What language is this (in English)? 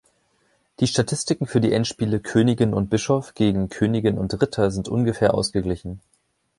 German